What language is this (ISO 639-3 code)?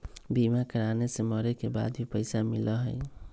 mag